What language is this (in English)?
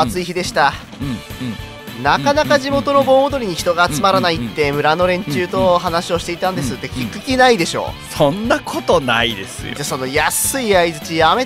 Japanese